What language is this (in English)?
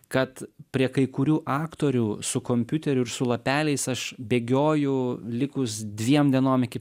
Lithuanian